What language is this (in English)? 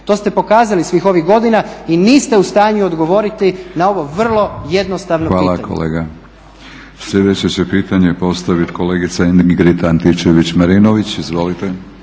Croatian